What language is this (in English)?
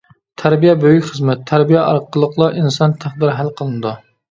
Uyghur